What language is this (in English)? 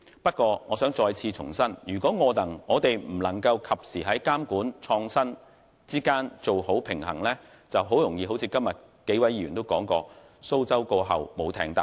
Cantonese